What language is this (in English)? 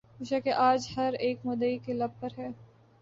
Urdu